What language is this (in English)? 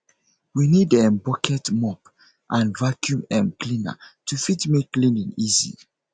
Nigerian Pidgin